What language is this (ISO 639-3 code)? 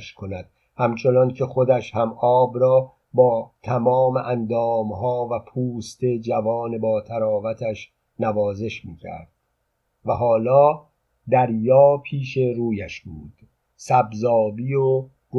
fas